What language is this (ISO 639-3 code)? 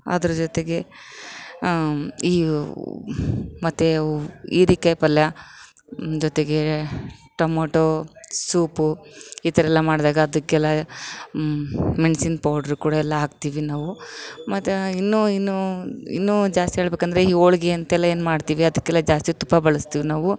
kan